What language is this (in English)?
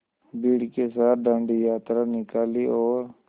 Hindi